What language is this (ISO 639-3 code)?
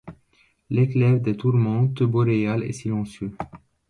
fra